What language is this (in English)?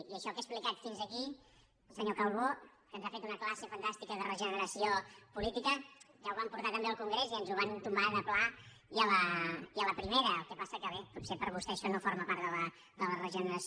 Catalan